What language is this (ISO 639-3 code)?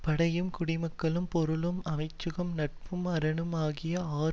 tam